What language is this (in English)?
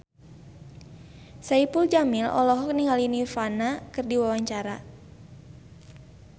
Sundanese